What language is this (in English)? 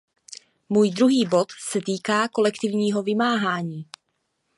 Czech